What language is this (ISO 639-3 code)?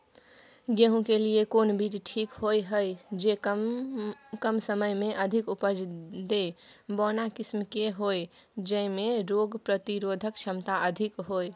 mai